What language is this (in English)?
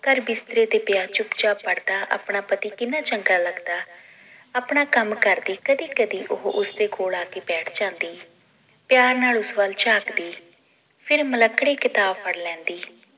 Punjabi